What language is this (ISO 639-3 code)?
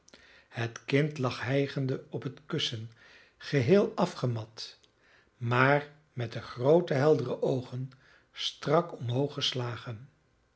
nld